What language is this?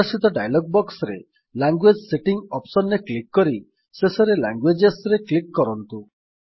Odia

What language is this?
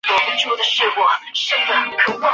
Chinese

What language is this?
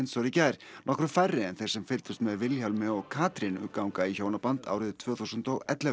Icelandic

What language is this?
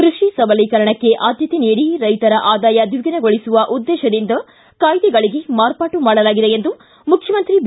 Kannada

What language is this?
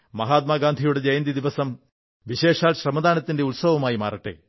Malayalam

